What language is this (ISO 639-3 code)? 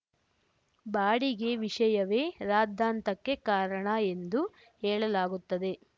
kan